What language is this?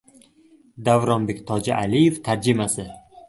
Uzbek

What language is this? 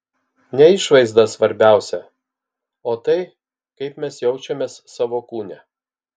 Lithuanian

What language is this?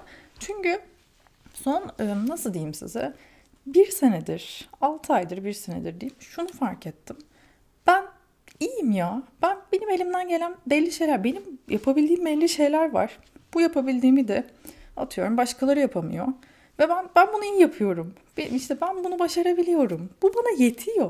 Turkish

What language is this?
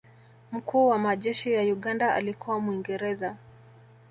Swahili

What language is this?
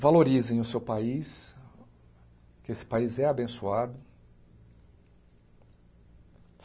Portuguese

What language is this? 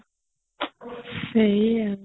Odia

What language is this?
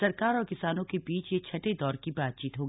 Hindi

